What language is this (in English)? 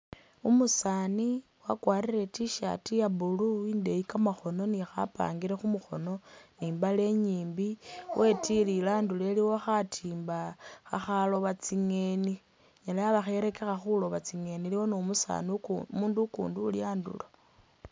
Masaaba